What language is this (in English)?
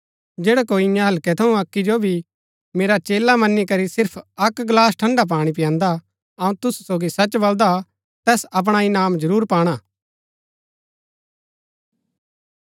Gaddi